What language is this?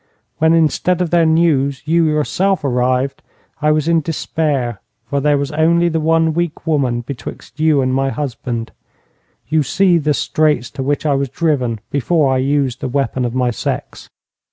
English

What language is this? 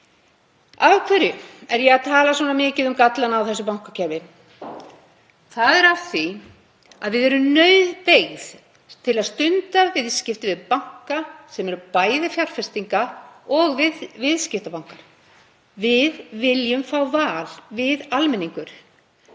Icelandic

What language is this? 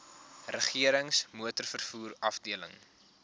Afrikaans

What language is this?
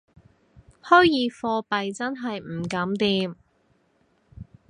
Cantonese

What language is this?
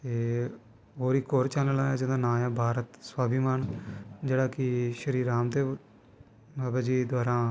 Dogri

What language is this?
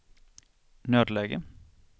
Swedish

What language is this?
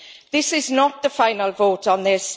English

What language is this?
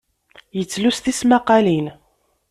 Kabyle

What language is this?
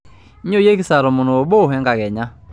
Masai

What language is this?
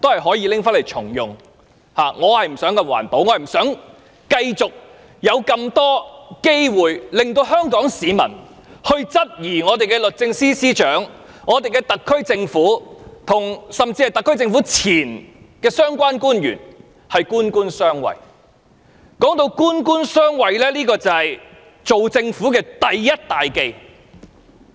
Cantonese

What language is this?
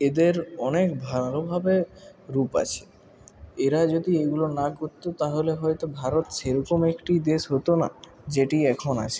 Bangla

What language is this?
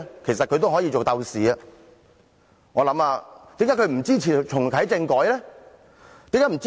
Cantonese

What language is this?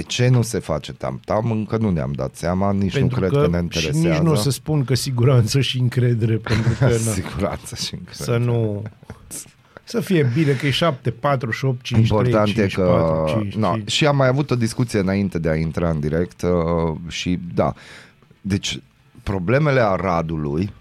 Romanian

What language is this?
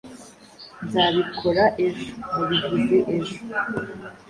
Kinyarwanda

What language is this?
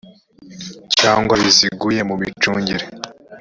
Kinyarwanda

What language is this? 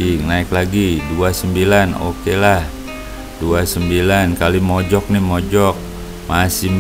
Indonesian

